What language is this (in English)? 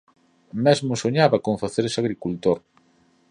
Galician